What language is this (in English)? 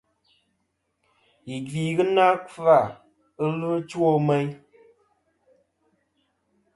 Kom